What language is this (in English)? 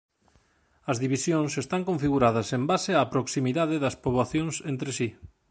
Galician